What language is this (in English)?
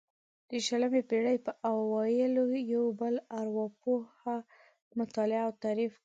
Pashto